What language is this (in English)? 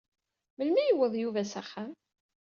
Kabyle